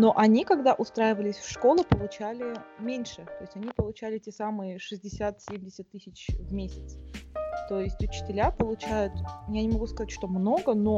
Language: Russian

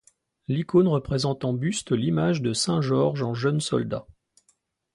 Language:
French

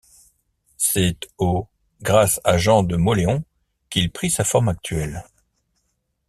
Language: French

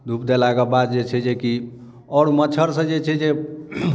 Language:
Maithili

